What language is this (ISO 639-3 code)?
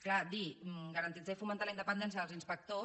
cat